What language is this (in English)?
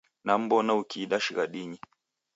Taita